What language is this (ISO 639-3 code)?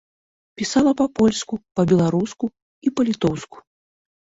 bel